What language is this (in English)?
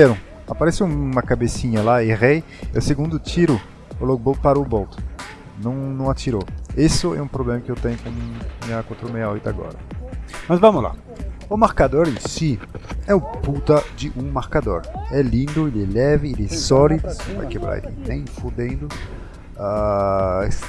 Portuguese